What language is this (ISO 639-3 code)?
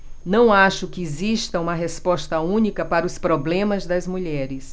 por